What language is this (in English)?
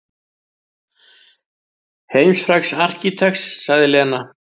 Icelandic